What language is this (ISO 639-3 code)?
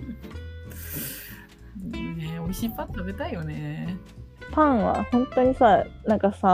jpn